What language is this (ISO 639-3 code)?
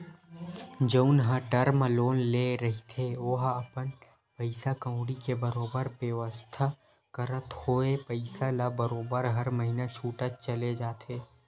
hne